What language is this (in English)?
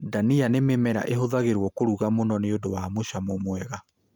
Kikuyu